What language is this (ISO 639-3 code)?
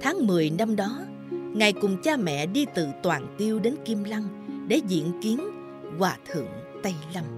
vie